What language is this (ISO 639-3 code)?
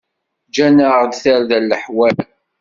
kab